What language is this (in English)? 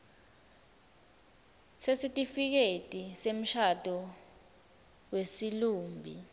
Swati